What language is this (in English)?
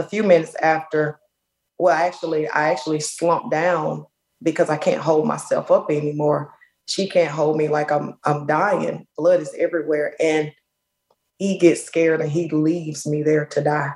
English